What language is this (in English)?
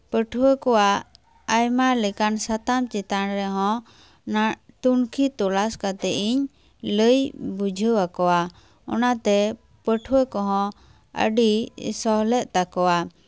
Santali